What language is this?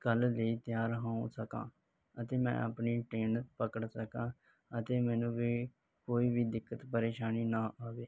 Punjabi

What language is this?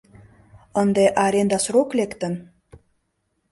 Mari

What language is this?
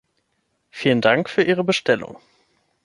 German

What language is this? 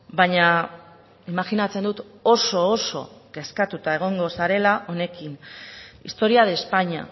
Basque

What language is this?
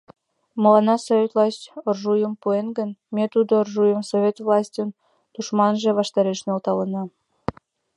Mari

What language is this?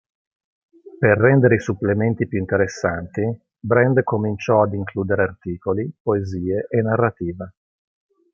Italian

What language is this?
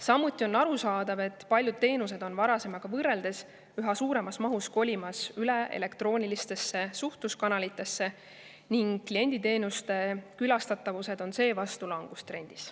Estonian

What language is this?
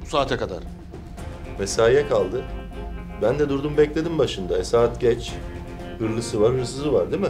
Turkish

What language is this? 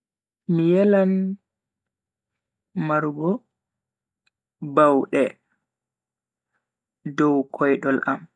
Bagirmi Fulfulde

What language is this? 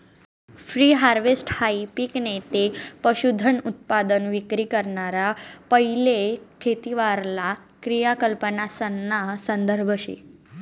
Marathi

